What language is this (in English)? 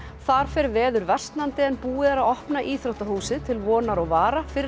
Icelandic